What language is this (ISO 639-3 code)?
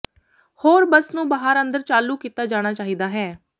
pan